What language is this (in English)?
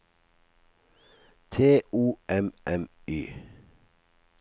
Norwegian